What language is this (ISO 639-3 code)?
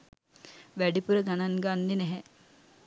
sin